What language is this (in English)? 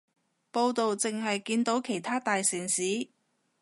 Cantonese